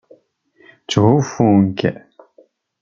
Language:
Kabyle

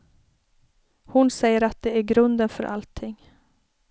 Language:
Swedish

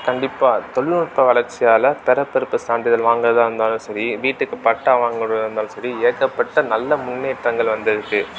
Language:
Tamil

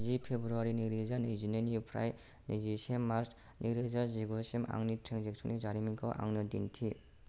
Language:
Bodo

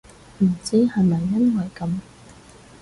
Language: Cantonese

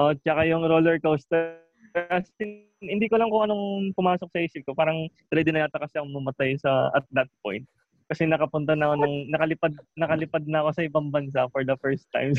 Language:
Filipino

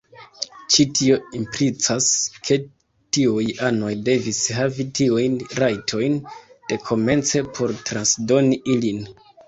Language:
Esperanto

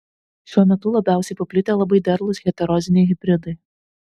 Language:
Lithuanian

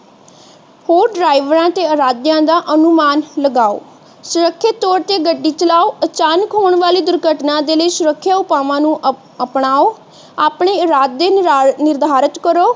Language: Punjabi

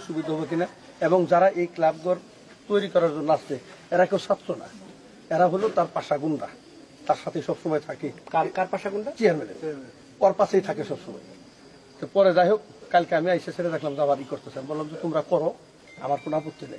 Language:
Bangla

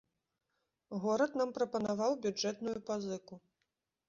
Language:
Belarusian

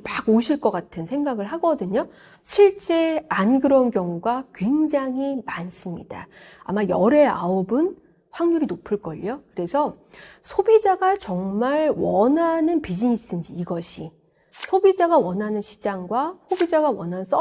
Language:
Korean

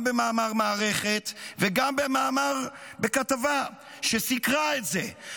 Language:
Hebrew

